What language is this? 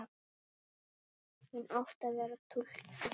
Icelandic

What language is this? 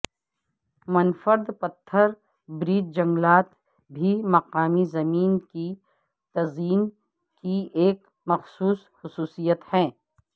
Urdu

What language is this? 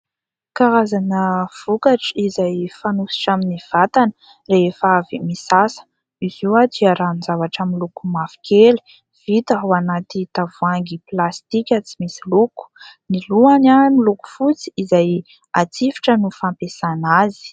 Malagasy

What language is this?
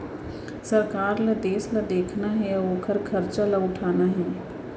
Chhattisgarhi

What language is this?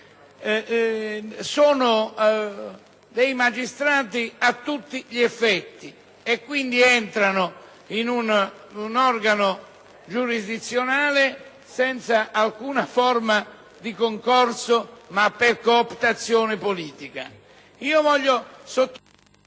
Italian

